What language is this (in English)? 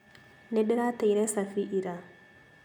Kikuyu